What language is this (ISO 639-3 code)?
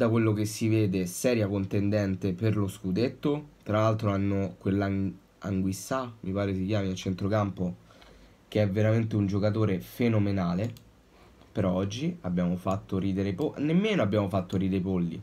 ita